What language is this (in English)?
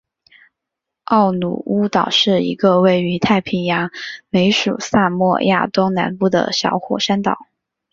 Chinese